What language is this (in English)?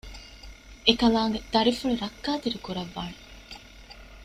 Divehi